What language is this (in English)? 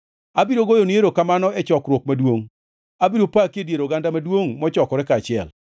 Luo (Kenya and Tanzania)